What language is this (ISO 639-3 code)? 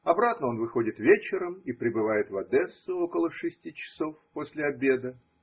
rus